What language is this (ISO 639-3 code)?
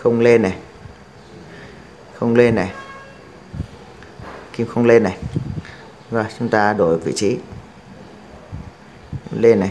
vie